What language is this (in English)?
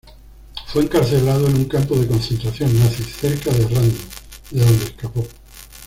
Spanish